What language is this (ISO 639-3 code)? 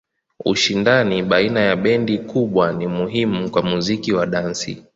swa